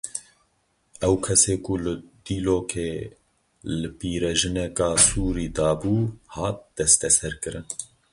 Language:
Kurdish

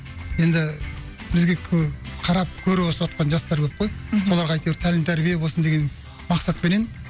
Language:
Kazakh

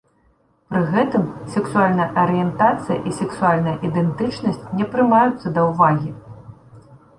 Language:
Belarusian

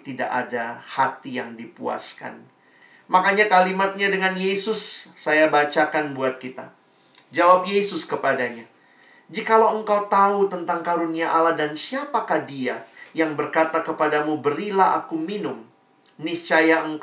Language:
Indonesian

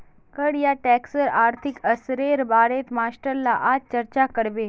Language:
Magahi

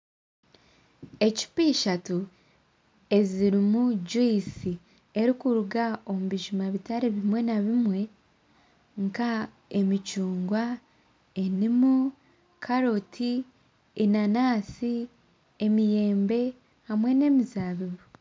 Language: Nyankole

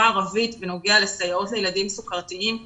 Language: Hebrew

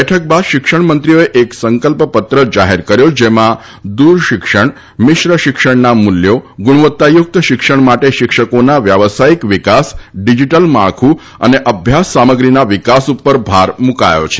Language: Gujarati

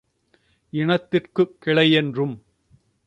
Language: Tamil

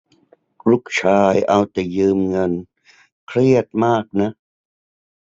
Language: Thai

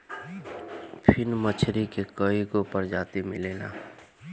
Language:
Bhojpuri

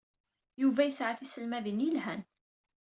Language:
Kabyle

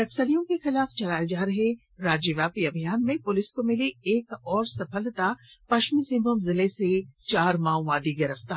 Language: Hindi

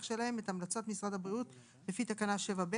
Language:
Hebrew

